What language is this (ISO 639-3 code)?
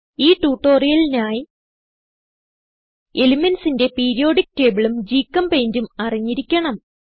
mal